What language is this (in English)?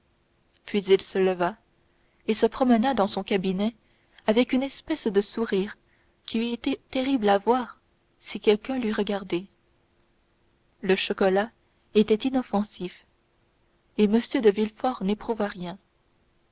French